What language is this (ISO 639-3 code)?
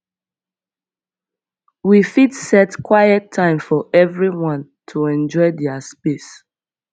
pcm